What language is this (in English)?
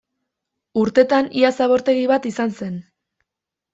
Basque